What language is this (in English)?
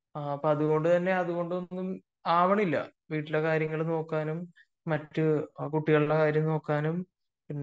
Malayalam